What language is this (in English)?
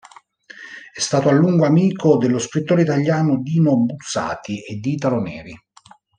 Italian